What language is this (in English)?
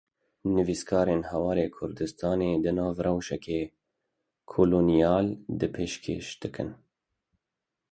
Kurdish